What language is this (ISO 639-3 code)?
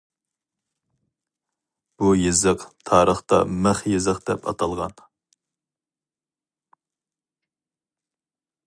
uig